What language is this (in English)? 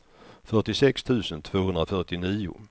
Swedish